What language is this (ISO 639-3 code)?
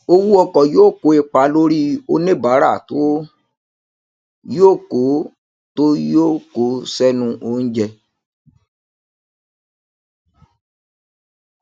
yor